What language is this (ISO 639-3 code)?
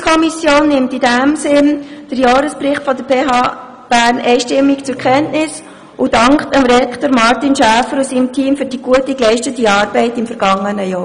gsw